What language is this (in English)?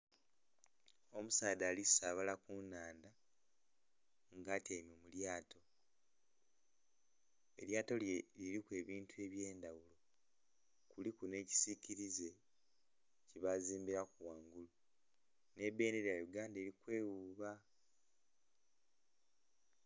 Soga